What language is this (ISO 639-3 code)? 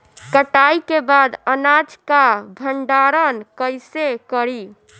bho